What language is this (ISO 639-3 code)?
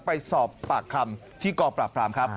tha